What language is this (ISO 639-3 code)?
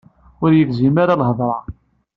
kab